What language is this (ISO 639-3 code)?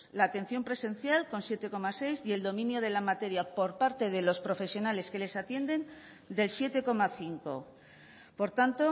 spa